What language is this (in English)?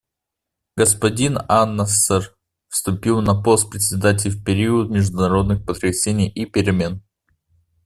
Russian